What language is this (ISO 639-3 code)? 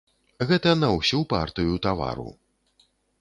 bel